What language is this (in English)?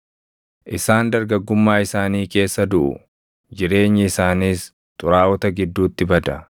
Oromo